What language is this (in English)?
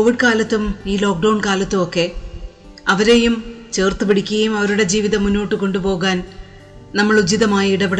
Malayalam